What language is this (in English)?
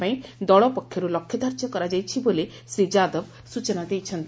Odia